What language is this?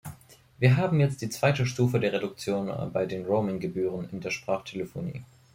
German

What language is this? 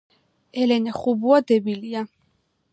Georgian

